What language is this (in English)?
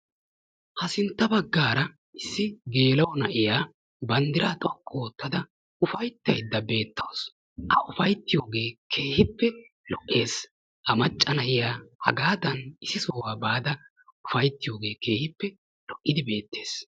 Wolaytta